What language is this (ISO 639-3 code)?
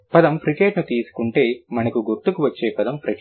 tel